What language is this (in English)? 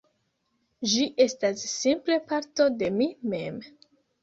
Esperanto